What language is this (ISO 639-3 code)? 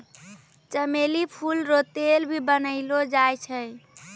mai